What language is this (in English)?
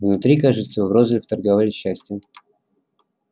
Russian